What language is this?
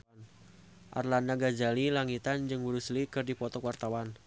Sundanese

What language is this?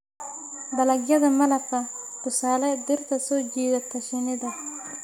Somali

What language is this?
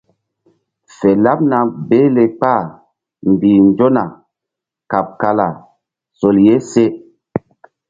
Mbum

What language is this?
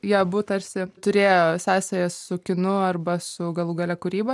Lithuanian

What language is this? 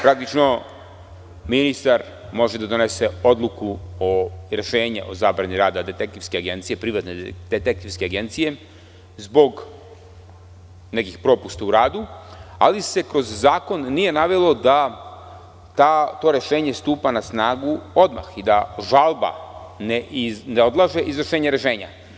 Serbian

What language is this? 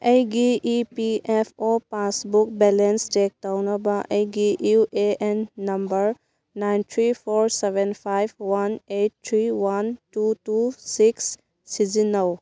Manipuri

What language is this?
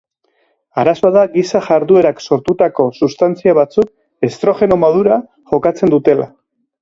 Basque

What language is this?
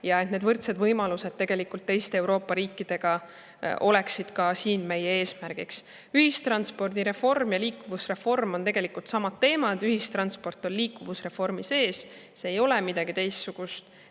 Estonian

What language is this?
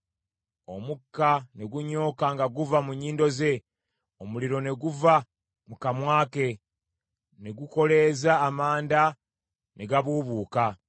Ganda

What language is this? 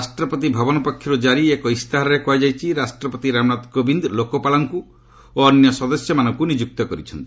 Odia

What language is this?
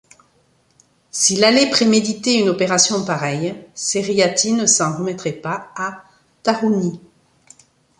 French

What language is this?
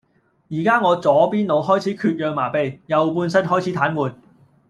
Cantonese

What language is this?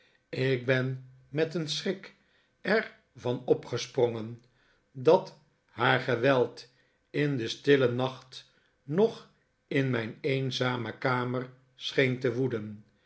Dutch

